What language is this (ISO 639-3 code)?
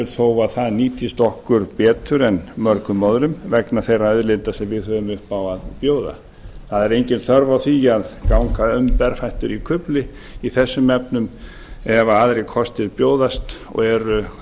isl